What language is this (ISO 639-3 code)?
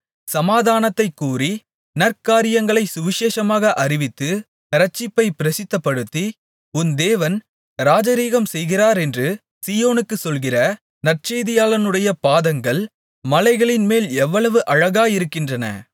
tam